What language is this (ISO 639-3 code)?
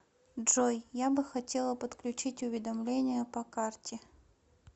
rus